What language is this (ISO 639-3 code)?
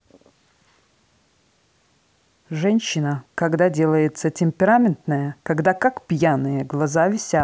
rus